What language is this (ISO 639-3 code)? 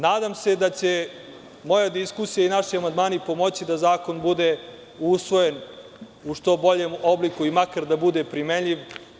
srp